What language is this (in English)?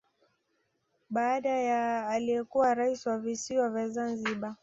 Swahili